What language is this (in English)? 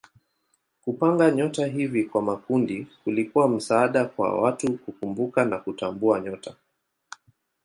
Swahili